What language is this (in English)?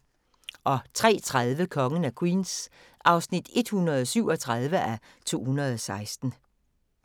Danish